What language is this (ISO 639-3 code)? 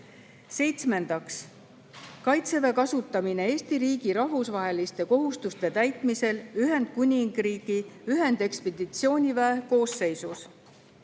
est